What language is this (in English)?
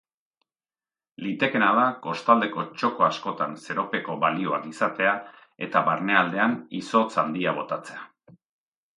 Basque